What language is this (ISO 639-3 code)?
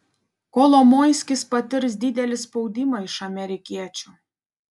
lit